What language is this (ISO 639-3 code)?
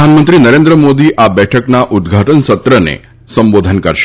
guj